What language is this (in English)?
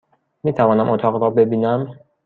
Persian